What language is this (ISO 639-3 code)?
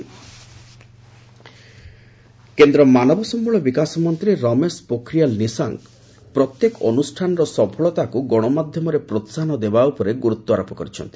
ori